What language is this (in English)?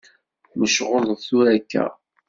Kabyle